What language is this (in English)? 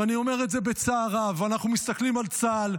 Hebrew